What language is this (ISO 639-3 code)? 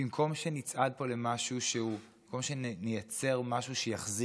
heb